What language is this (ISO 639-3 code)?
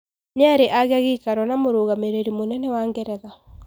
kik